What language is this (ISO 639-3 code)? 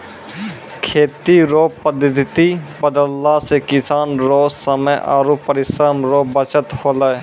mai